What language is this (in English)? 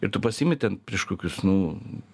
Lithuanian